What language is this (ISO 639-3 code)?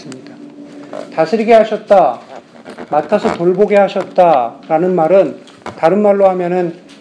kor